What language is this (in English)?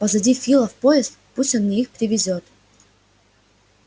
Russian